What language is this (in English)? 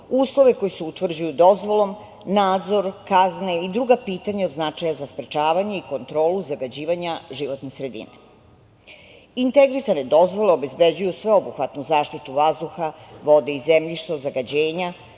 Serbian